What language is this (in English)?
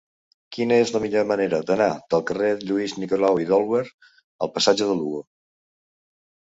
Catalan